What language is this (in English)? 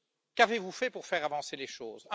French